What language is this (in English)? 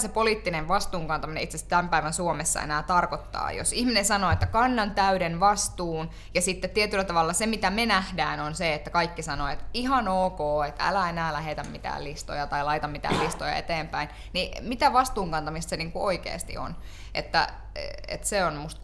Finnish